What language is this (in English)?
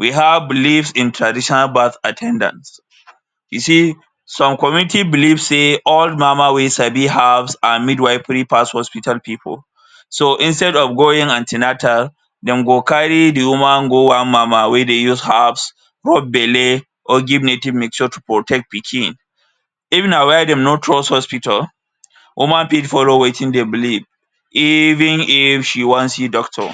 Nigerian Pidgin